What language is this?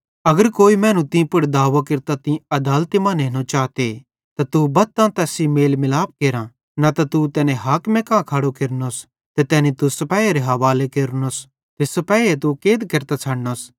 Bhadrawahi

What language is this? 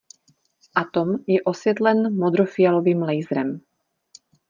Czech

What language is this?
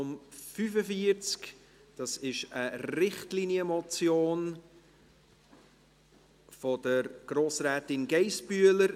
Swiss German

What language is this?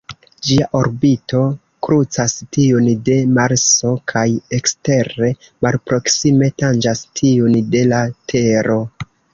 Esperanto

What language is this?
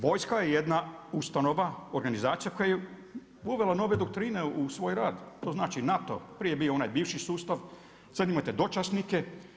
Croatian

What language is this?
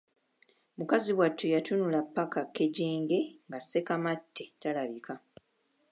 Ganda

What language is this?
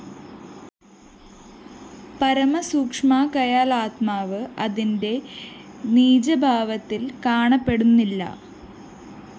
Malayalam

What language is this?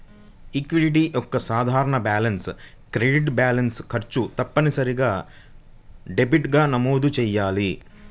Telugu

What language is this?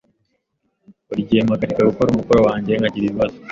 Kinyarwanda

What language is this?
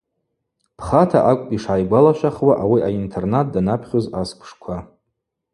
Abaza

